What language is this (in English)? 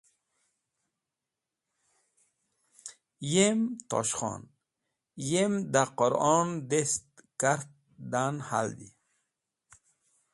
Wakhi